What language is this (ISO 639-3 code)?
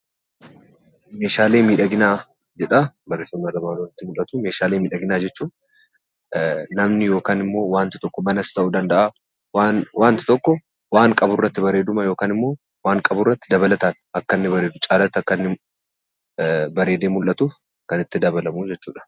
orm